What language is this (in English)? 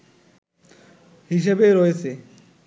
Bangla